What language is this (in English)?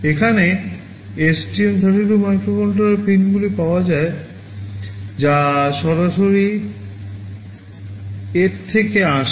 Bangla